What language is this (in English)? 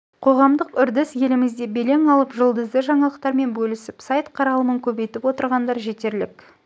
Kazakh